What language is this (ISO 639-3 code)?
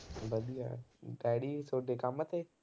pan